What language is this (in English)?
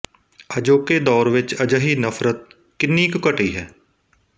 Punjabi